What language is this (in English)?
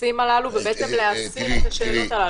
Hebrew